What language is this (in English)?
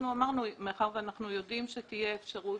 Hebrew